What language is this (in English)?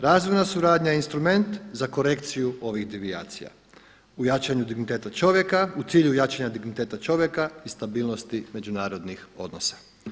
Croatian